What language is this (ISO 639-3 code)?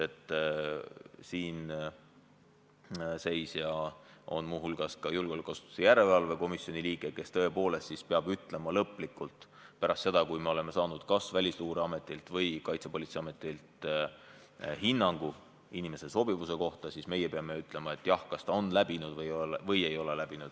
est